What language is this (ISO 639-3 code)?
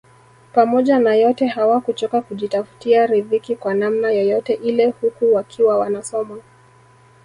swa